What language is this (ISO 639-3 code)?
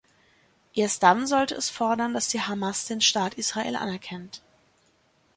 deu